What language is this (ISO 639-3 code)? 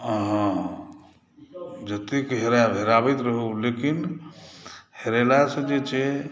mai